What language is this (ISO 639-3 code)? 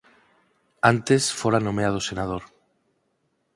glg